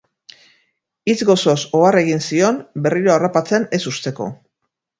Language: Basque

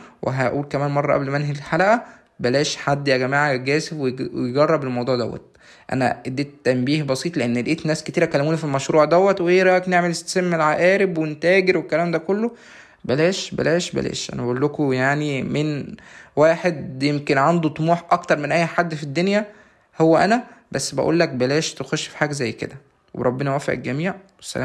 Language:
Arabic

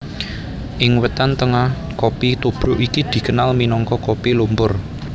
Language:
Javanese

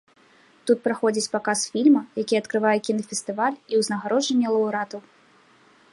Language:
Belarusian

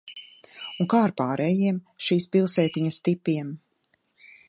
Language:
Latvian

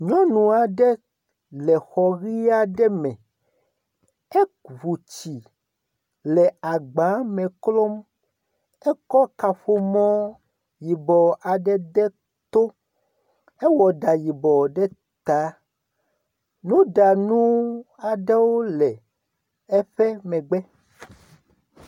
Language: Ewe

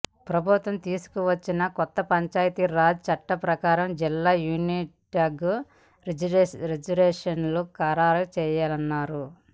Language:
Telugu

